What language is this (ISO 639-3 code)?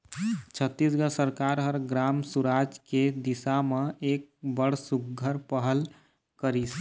hne